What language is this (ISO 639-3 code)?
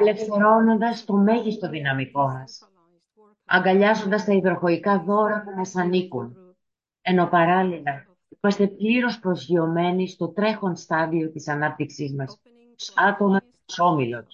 ell